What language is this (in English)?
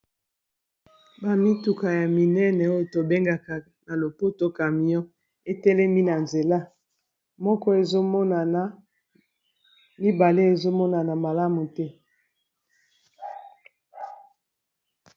Lingala